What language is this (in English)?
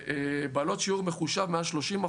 Hebrew